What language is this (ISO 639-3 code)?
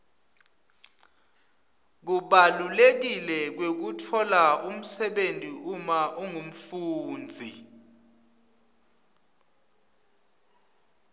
ssw